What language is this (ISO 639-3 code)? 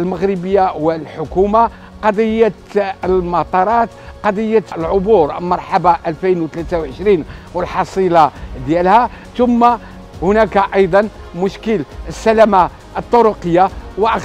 ara